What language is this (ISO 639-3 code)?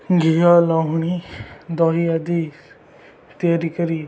ori